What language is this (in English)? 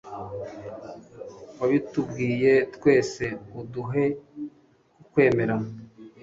Kinyarwanda